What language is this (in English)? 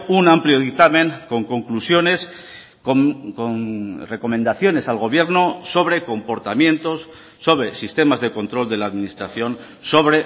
Spanish